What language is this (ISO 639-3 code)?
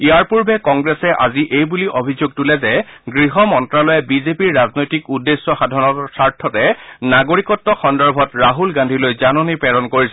asm